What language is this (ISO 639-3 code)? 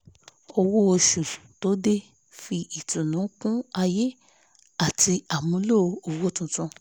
yor